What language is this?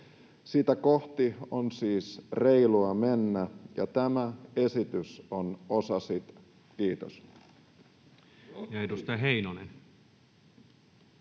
Finnish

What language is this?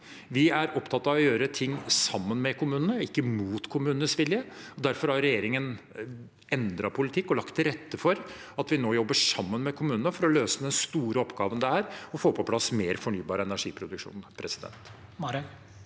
Norwegian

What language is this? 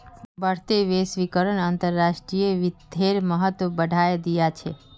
Magahi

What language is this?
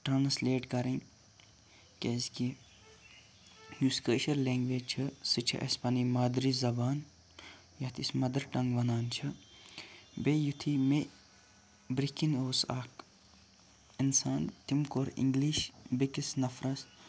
Kashmiri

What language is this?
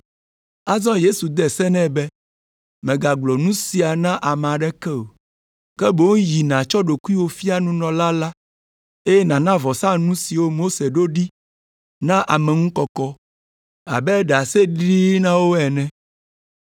Ewe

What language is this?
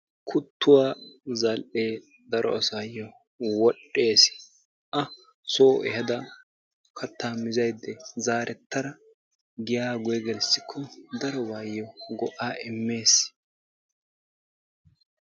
Wolaytta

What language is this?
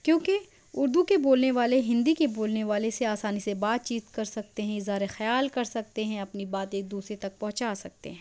Urdu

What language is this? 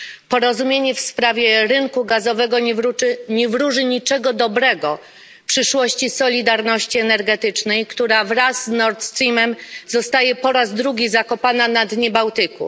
Polish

